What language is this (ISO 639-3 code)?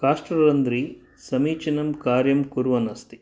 san